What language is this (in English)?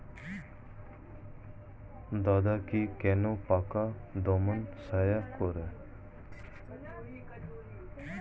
Bangla